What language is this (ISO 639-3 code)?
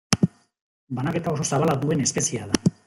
eus